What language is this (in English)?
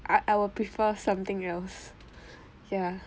English